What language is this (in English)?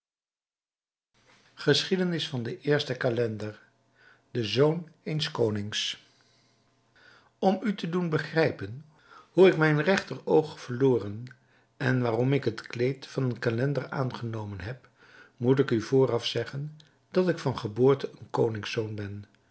Dutch